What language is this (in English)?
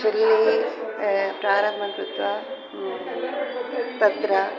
Sanskrit